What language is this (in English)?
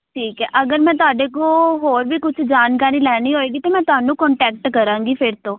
Punjabi